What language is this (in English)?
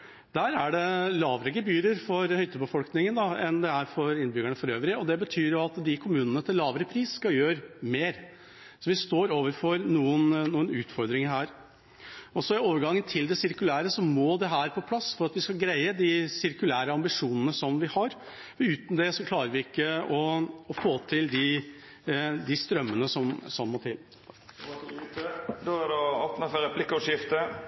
Norwegian